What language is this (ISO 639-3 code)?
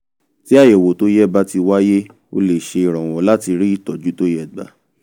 yor